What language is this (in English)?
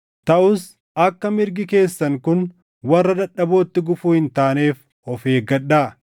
Oromo